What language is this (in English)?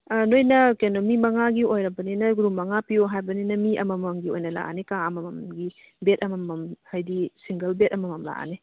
Manipuri